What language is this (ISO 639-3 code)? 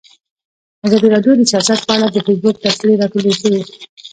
pus